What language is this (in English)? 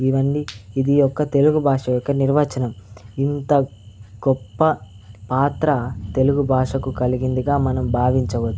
Telugu